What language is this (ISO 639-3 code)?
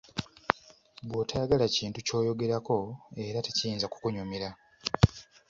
lug